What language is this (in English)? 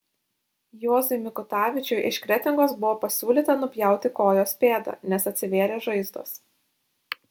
Lithuanian